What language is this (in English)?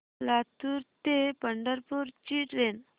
Marathi